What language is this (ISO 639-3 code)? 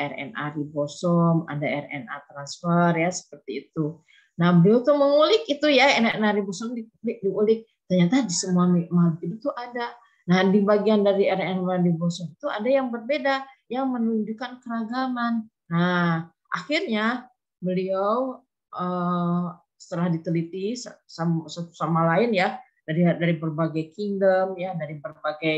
ind